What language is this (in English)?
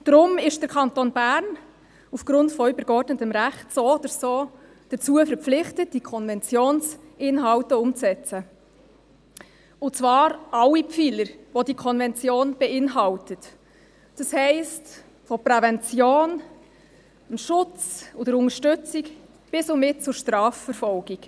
Swiss German